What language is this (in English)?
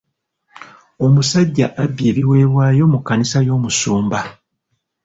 Ganda